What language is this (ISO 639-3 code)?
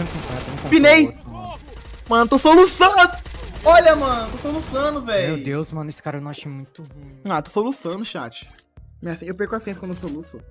por